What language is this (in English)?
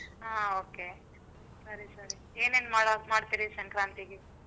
Kannada